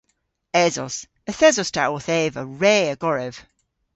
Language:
Cornish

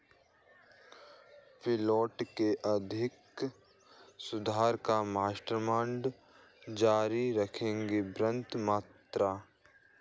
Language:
Hindi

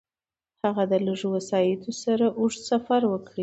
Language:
Pashto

